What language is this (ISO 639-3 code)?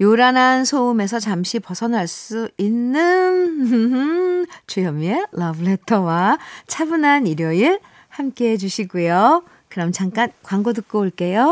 kor